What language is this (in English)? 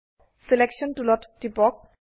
Assamese